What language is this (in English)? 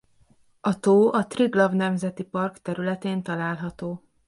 Hungarian